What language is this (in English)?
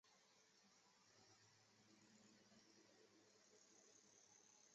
Chinese